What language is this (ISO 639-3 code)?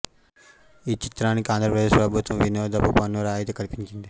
tel